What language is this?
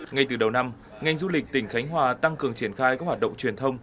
Vietnamese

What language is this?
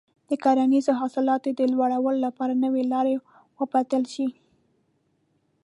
Pashto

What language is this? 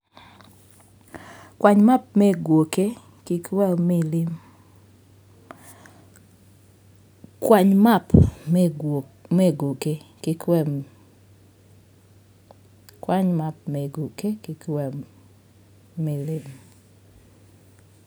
Luo (Kenya and Tanzania)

